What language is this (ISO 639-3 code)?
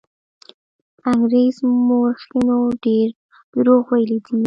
pus